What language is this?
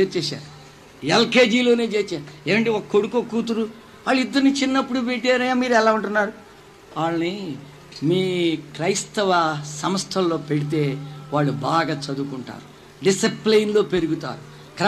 Telugu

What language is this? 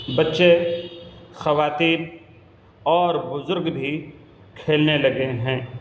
Urdu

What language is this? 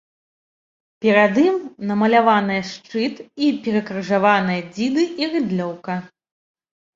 Belarusian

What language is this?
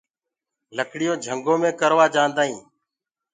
Gurgula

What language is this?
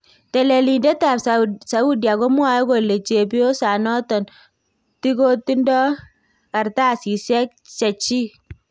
Kalenjin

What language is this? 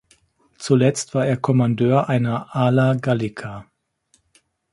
German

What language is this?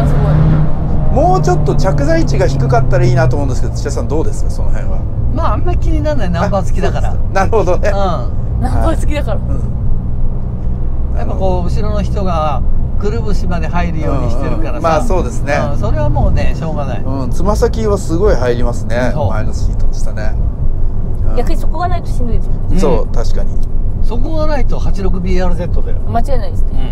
Japanese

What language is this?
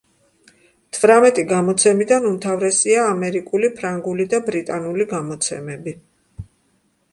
Georgian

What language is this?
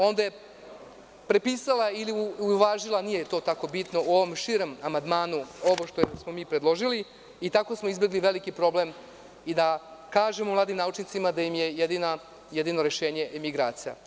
Serbian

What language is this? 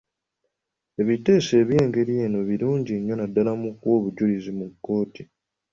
Ganda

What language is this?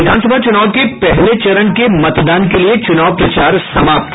Hindi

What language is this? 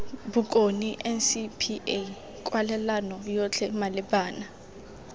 Tswana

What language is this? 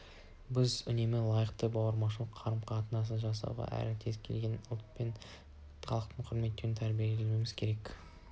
Kazakh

